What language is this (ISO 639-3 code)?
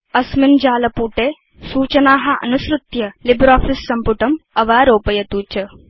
san